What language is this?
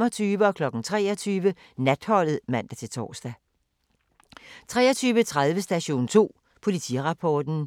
Danish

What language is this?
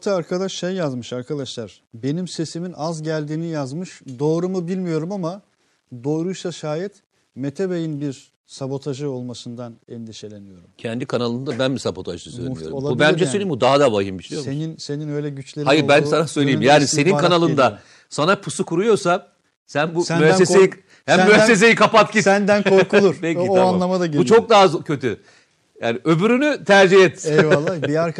Turkish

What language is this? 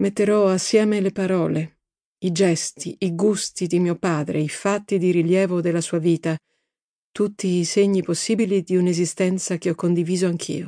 Italian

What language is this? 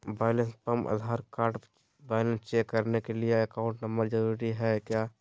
Magahi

